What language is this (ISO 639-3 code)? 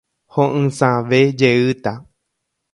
grn